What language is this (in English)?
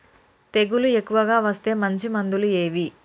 Telugu